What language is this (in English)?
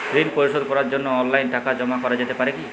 Bangla